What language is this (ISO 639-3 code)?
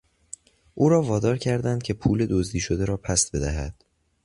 fas